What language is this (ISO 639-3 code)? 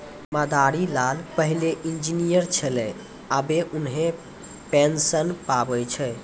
mai